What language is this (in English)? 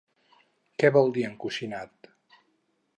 Catalan